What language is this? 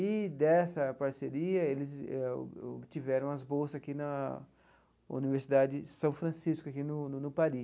Portuguese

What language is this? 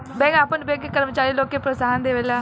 Bhojpuri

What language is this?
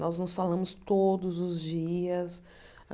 Portuguese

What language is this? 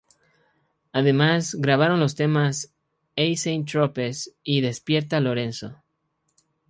Spanish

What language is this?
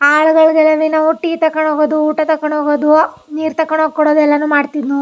Kannada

